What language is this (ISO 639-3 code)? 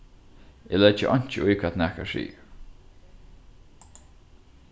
fao